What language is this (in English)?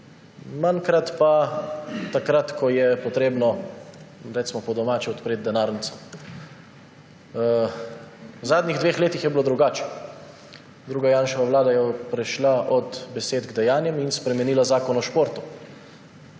Slovenian